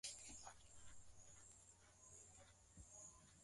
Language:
Swahili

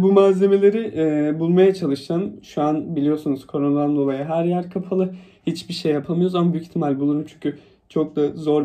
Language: Turkish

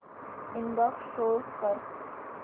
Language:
Marathi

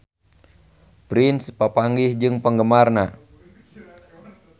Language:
Sundanese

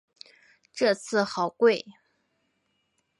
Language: Chinese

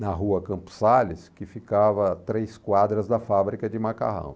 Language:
Portuguese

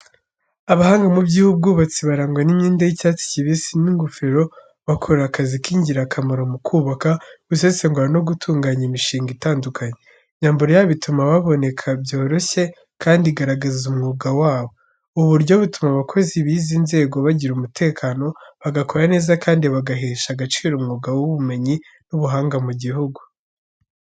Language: Kinyarwanda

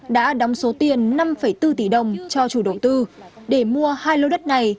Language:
Vietnamese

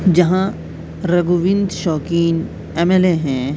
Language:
Urdu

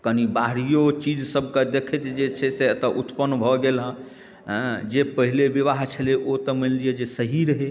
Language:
Maithili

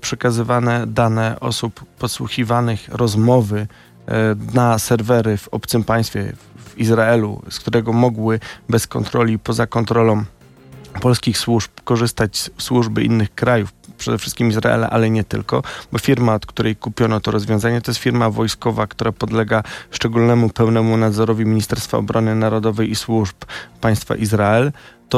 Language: Polish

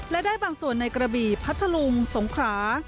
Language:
Thai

